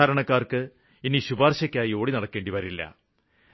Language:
Malayalam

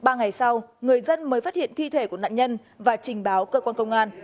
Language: Vietnamese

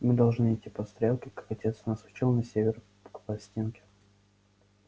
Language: Russian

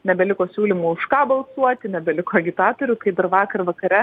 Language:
Lithuanian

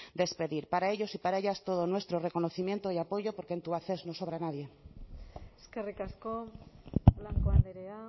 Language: Spanish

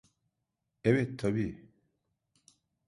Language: Turkish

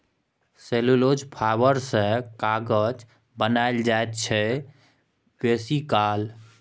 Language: Maithili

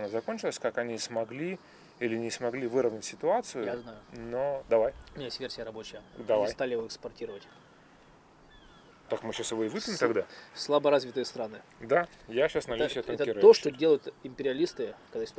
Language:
Russian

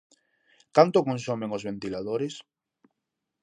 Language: Galician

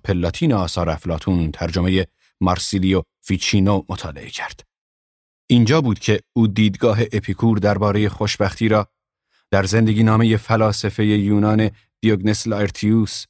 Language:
Persian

